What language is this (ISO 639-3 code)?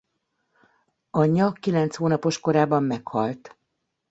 hun